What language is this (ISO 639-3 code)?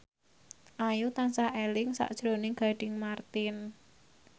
jav